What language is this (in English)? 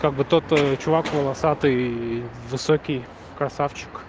Russian